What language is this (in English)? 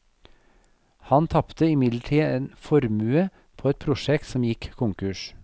Norwegian